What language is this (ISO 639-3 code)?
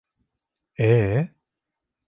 tur